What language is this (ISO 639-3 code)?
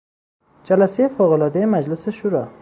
fas